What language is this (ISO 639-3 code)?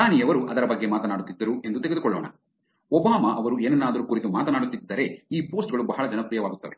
kan